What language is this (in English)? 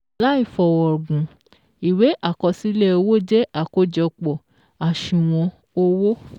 Yoruba